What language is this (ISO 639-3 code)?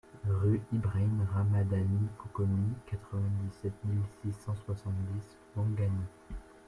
fra